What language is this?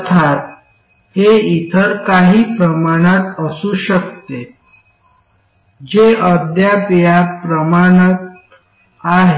Marathi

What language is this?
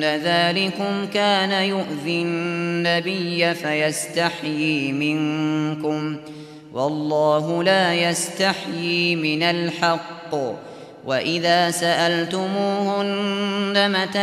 Arabic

